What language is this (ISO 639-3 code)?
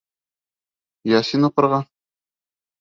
bak